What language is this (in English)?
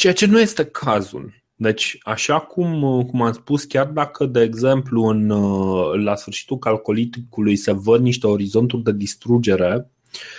Romanian